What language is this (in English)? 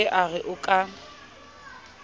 Southern Sotho